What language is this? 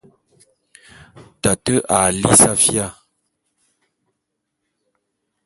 Bulu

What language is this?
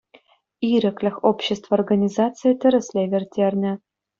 Chuvash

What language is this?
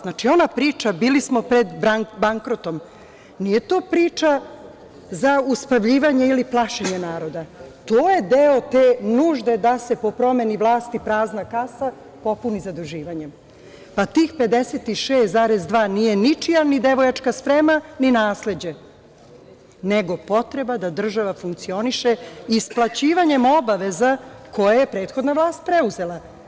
Serbian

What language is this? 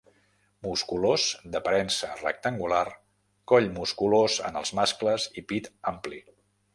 Catalan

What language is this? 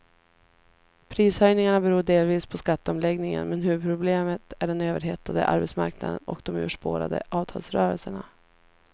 Swedish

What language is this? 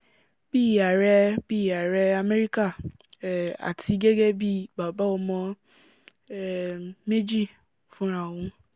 Yoruba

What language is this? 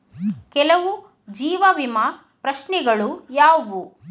Kannada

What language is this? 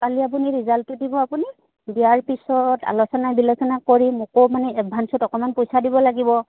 Assamese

